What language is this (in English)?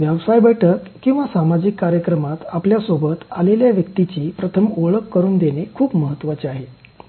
Marathi